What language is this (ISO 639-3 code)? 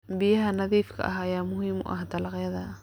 som